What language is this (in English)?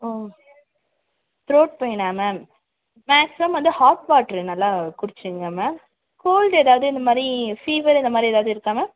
Tamil